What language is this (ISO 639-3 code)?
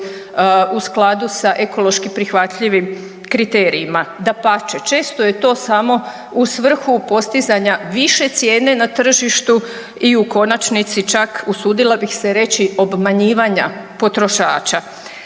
hrv